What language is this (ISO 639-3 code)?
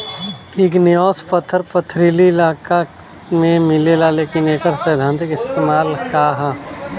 bho